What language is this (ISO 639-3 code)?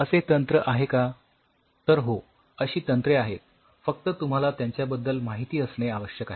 mar